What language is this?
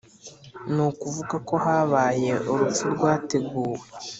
Kinyarwanda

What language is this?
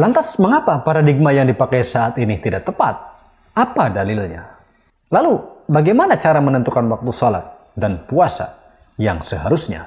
Indonesian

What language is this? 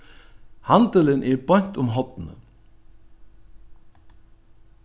Faroese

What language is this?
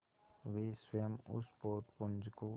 Hindi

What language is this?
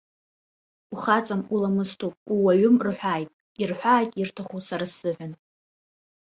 Abkhazian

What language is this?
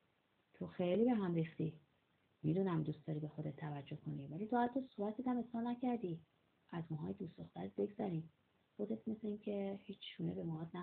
Persian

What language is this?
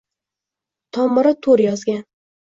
Uzbek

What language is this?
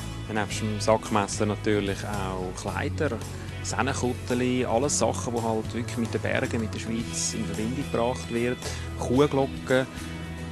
German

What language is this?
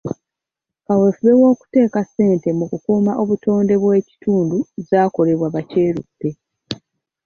Ganda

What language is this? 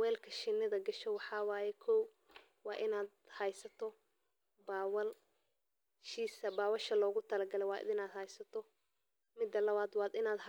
Somali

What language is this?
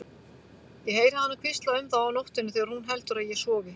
Icelandic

